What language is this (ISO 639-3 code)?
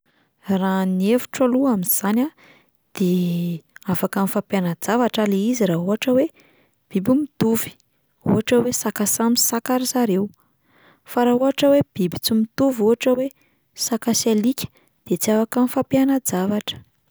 mlg